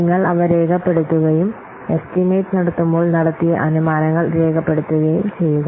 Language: Malayalam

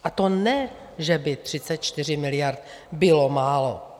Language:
Czech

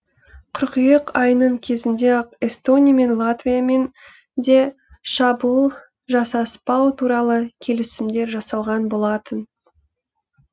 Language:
Kazakh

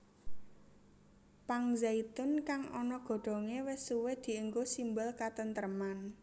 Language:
Javanese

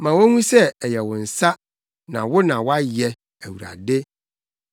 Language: Akan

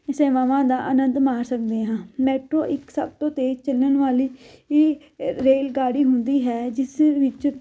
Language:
Punjabi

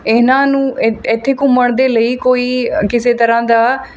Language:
Punjabi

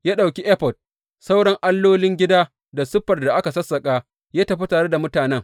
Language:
Hausa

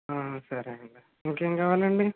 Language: Telugu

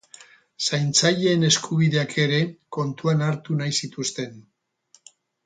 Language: Basque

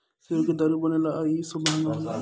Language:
Bhojpuri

